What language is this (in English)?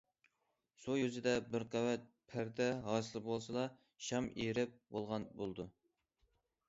Uyghur